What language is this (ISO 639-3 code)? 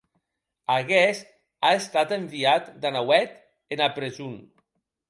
oci